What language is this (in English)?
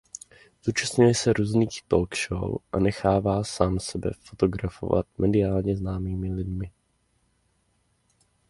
Czech